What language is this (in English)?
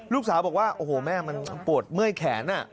Thai